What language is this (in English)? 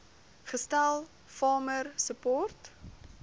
Afrikaans